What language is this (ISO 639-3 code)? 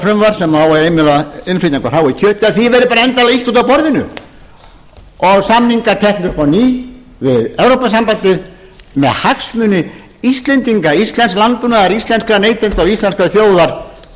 isl